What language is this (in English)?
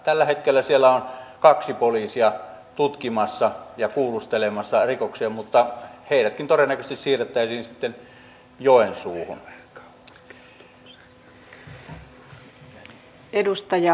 Finnish